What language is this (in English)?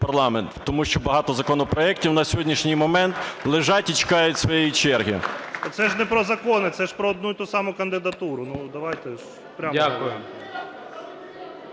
Ukrainian